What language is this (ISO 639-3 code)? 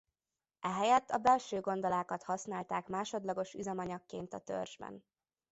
hun